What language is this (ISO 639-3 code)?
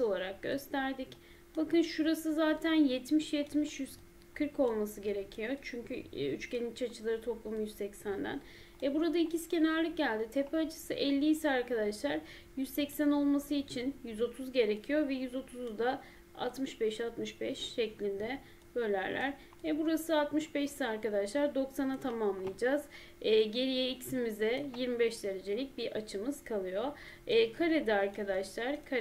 tur